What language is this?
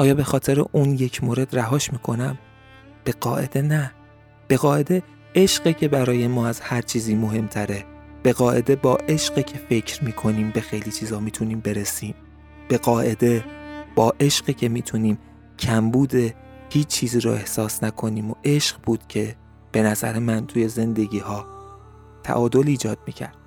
Persian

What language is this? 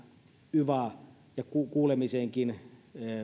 Finnish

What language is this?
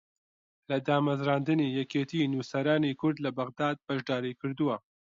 Central Kurdish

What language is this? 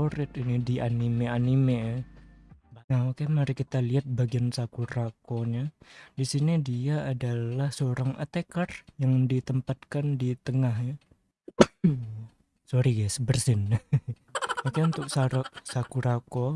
Indonesian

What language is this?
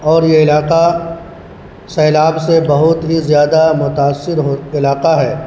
Urdu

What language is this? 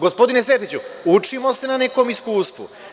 Serbian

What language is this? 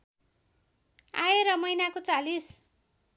Nepali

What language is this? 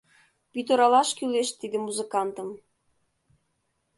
Mari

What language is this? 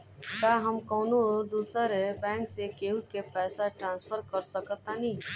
Bhojpuri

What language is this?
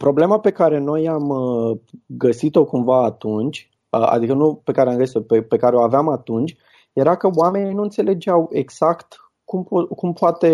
Romanian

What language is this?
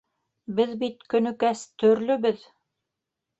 Bashkir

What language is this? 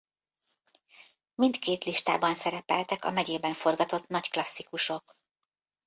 Hungarian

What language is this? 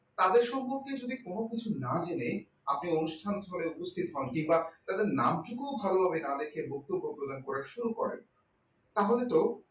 Bangla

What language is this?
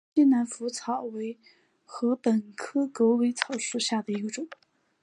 Chinese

